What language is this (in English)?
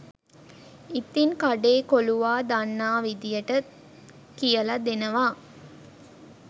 Sinhala